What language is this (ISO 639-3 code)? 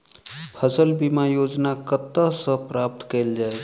mai